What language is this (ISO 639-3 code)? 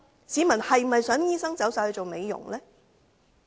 yue